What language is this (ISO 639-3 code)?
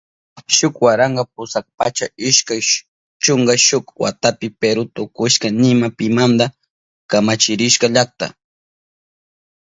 qup